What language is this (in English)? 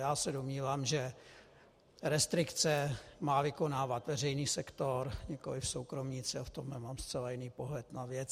Czech